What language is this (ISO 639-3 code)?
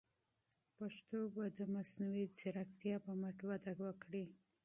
pus